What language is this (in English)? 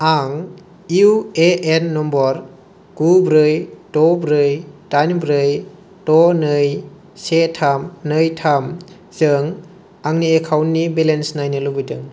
Bodo